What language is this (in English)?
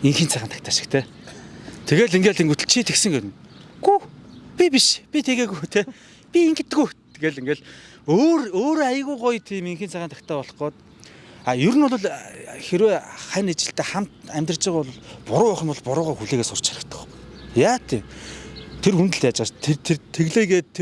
Turkish